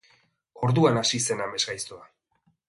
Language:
Basque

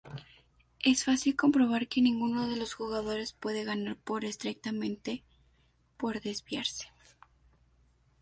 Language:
Spanish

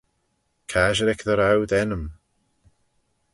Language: Manx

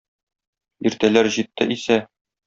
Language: Tatar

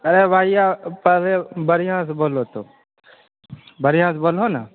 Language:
Maithili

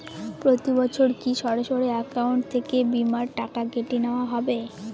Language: Bangla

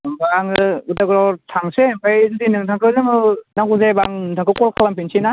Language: Bodo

